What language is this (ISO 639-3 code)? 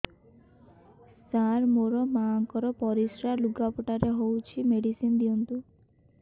ori